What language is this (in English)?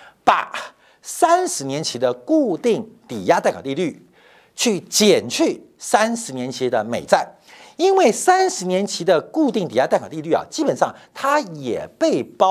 Chinese